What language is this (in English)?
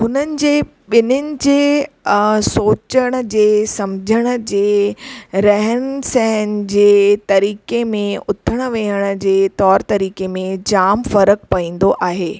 Sindhi